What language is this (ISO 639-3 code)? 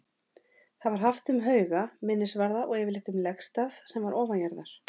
isl